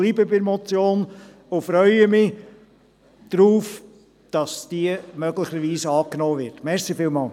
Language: Swiss German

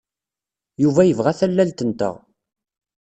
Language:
Kabyle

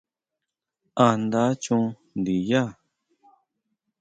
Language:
Huautla Mazatec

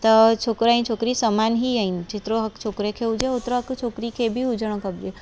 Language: Sindhi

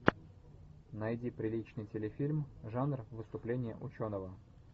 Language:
Russian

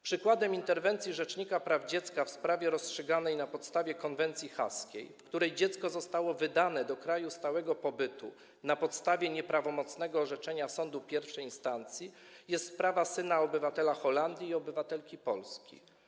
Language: Polish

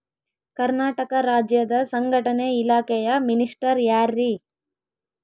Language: Kannada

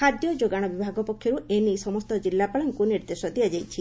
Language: Odia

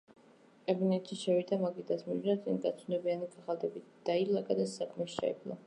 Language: Georgian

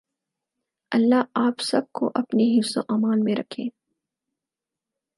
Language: Urdu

